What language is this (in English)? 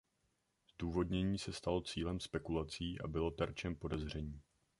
Czech